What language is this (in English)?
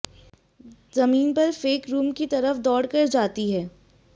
Hindi